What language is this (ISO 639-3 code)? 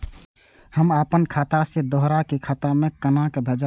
mai